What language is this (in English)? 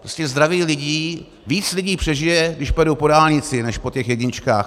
Czech